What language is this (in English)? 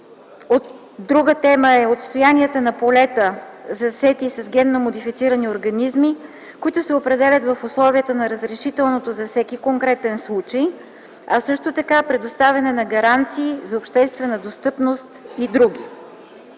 Bulgarian